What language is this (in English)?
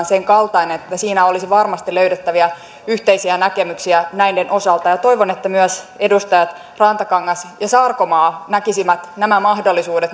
Finnish